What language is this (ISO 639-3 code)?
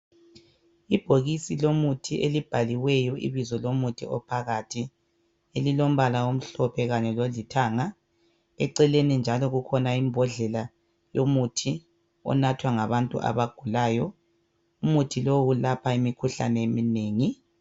nde